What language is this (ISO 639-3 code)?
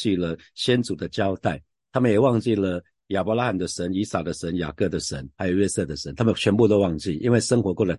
zho